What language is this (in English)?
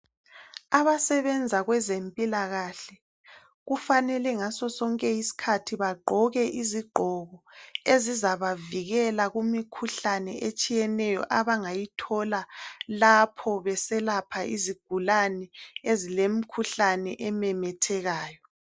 North Ndebele